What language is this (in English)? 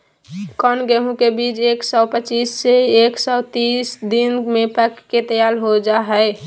Magahi